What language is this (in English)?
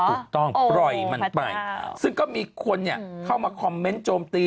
Thai